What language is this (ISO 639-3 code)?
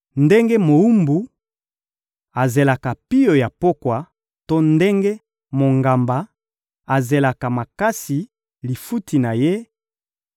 lin